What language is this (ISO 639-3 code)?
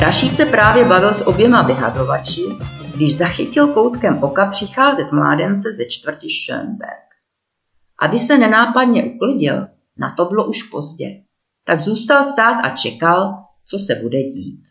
ces